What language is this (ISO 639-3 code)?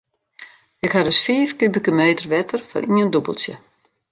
fry